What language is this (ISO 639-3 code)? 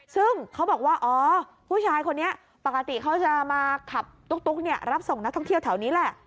tha